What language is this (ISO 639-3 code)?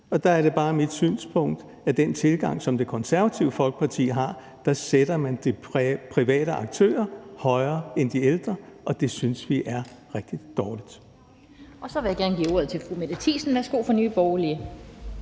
dan